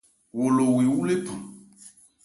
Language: Ebrié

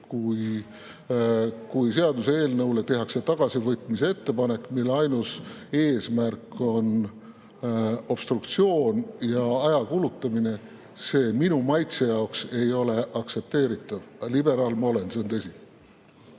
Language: Estonian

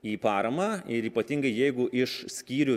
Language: Lithuanian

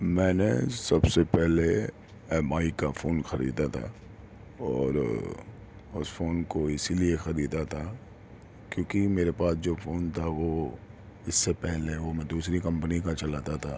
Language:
Urdu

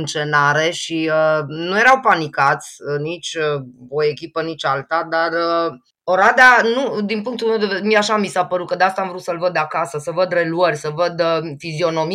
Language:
Romanian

